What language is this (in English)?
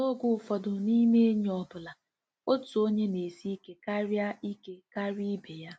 Igbo